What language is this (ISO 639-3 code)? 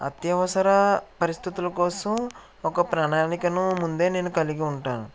tel